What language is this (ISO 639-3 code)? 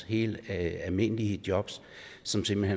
dan